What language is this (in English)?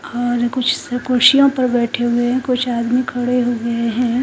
Hindi